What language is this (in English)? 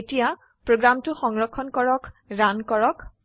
Assamese